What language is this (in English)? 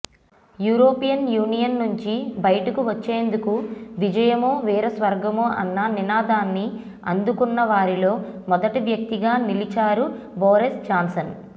Telugu